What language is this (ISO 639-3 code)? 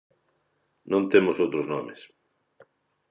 glg